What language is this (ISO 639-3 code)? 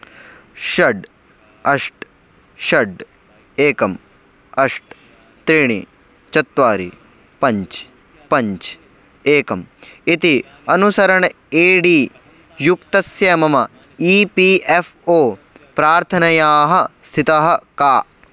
san